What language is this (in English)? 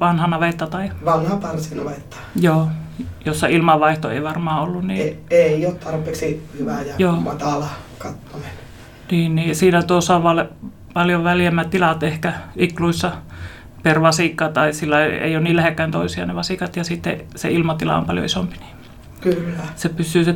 Finnish